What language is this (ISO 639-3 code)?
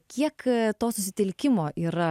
lit